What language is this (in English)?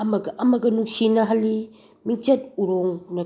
Manipuri